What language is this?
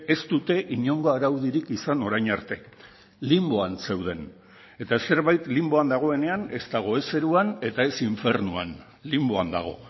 Basque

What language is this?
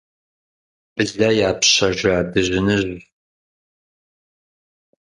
Kabardian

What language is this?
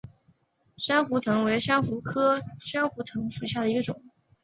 Chinese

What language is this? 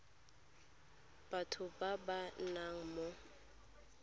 Tswana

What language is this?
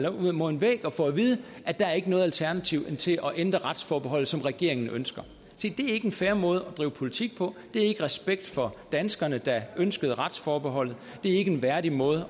Danish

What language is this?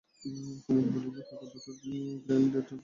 Bangla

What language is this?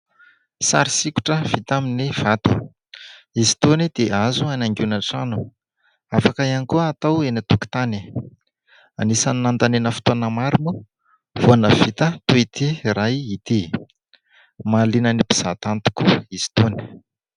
Malagasy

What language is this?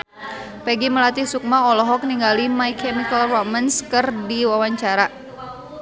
Sundanese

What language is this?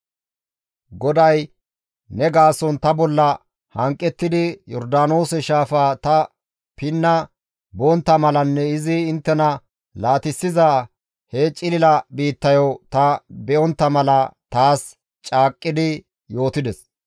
Gamo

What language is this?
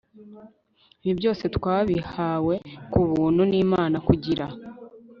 Kinyarwanda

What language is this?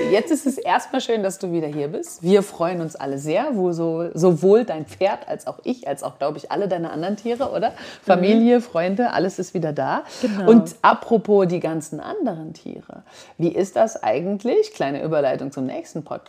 German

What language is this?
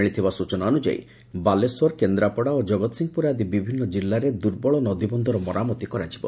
Odia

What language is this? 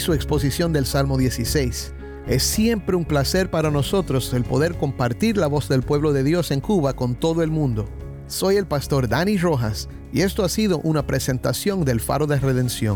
Spanish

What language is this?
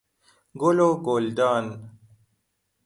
Persian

